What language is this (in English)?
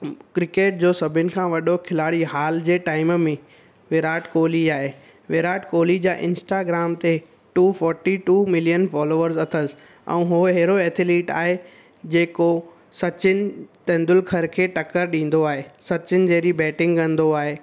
Sindhi